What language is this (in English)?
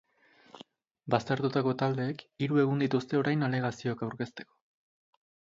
Basque